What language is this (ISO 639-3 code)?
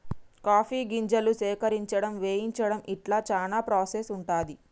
tel